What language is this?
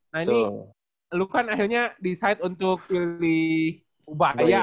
Indonesian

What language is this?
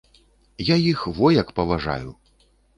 Belarusian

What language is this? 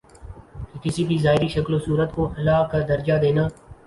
Urdu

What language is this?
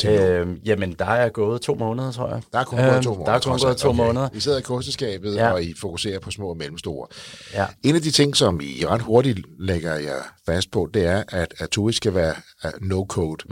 Danish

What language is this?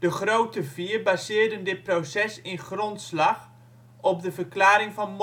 Dutch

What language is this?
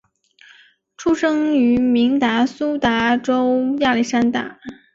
Chinese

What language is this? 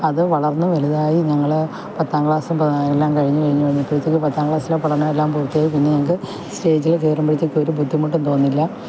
Malayalam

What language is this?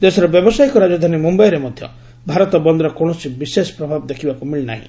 Odia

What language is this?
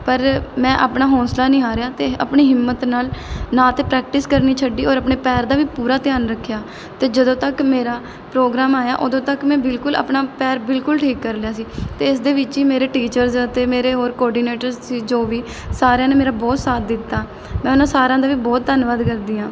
Punjabi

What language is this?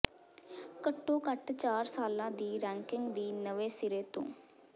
Punjabi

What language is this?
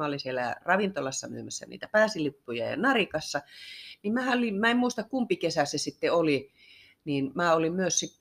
Finnish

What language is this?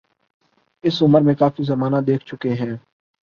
Urdu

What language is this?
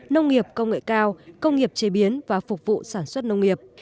Vietnamese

